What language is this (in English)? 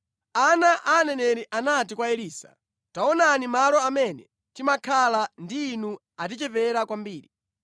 Nyanja